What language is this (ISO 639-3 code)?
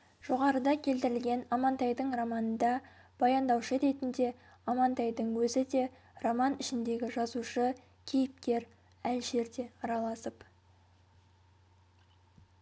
kaz